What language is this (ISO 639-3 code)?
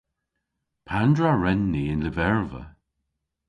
cor